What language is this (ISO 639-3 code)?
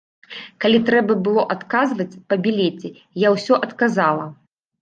bel